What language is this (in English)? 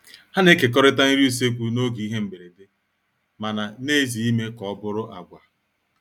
Igbo